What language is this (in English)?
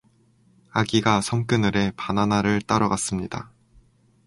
Korean